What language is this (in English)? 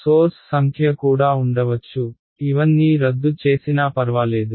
Telugu